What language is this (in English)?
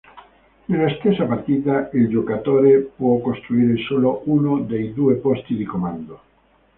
Italian